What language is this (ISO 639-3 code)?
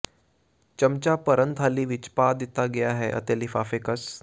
pan